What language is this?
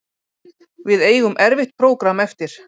Icelandic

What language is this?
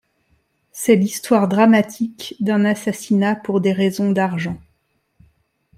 French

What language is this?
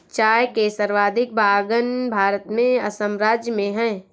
Hindi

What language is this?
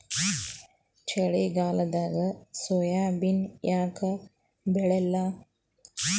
Kannada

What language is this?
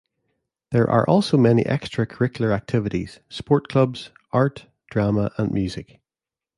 English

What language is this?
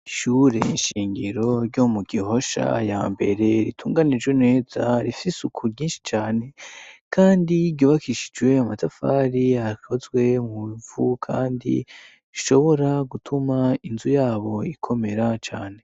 Rundi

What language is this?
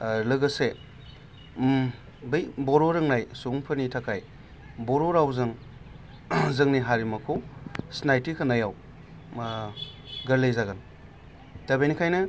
Bodo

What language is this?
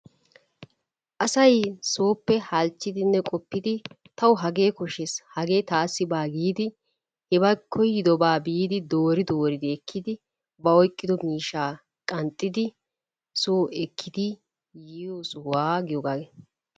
Wolaytta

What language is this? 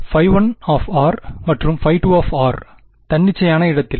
Tamil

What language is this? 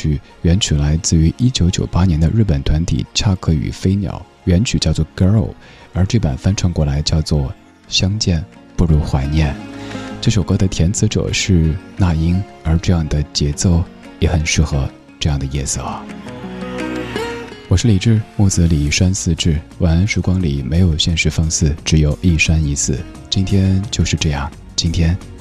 Chinese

